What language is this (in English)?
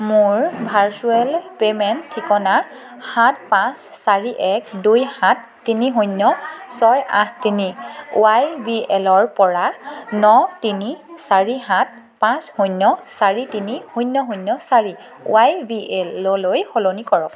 Assamese